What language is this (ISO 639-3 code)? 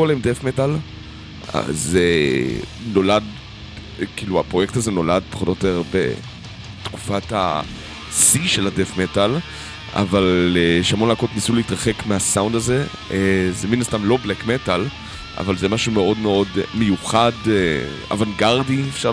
heb